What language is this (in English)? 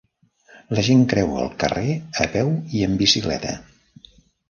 Catalan